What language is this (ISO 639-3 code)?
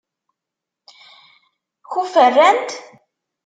kab